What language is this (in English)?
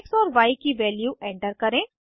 Hindi